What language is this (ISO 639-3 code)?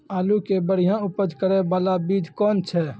mai